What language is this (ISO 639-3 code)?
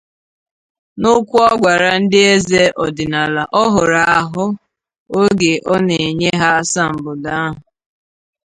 ibo